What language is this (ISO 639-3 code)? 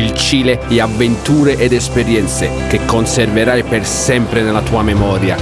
ita